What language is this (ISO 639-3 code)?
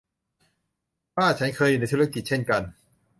tha